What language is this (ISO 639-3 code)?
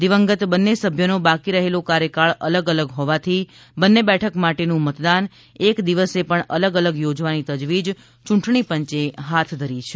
guj